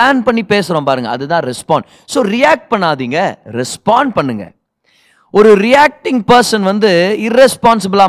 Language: Tamil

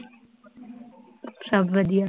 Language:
Punjabi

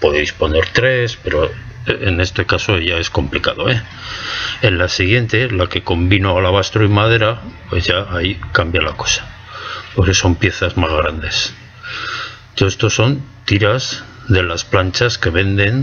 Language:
Spanish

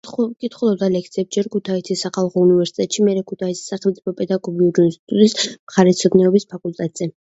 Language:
Georgian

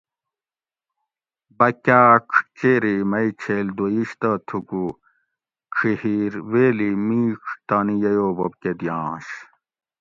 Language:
Gawri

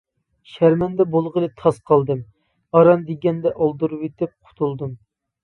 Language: Uyghur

